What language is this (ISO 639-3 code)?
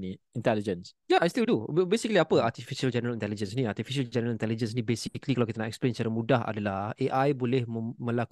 msa